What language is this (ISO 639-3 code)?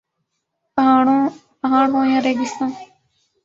urd